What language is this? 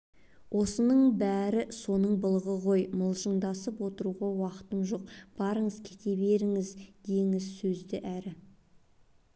Kazakh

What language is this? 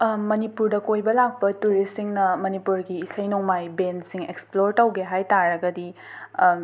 Manipuri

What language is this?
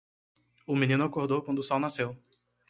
Portuguese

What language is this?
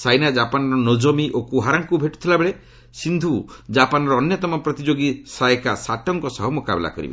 Odia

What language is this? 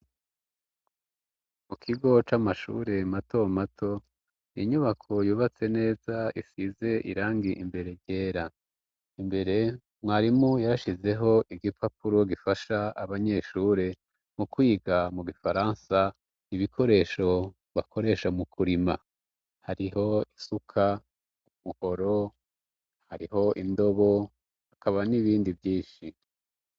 Rundi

